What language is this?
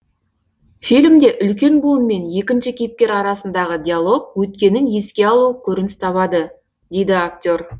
Kazakh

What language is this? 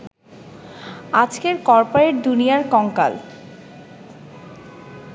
Bangla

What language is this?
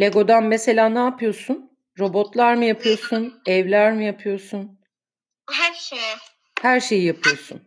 Turkish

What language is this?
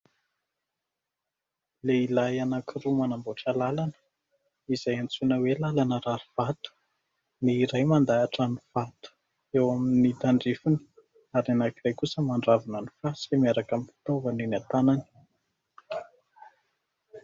Malagasy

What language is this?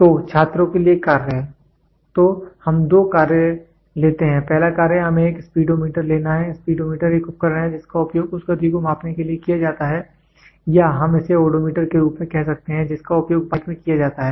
Hindi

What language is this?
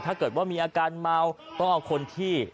Thai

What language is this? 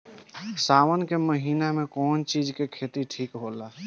Bhojpuri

